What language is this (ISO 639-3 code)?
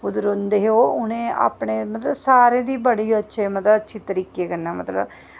doi